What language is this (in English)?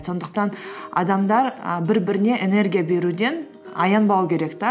Kazakh